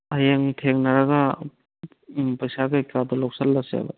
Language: Manipuri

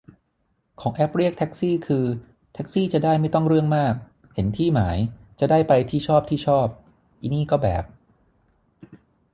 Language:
Thai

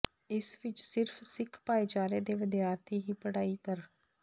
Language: Punjabi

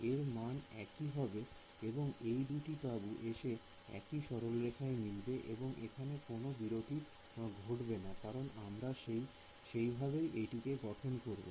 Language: Bangla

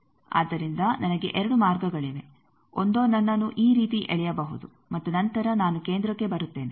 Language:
Kannada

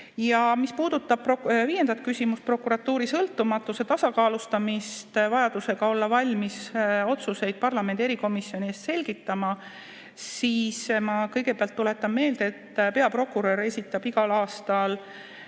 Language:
Estonian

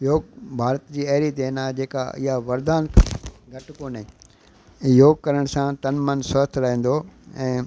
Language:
Sindhi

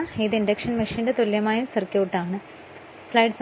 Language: Malayalam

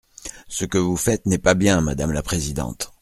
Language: French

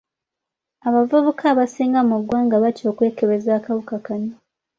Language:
Ganda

